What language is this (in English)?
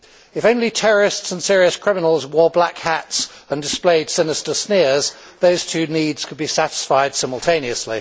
English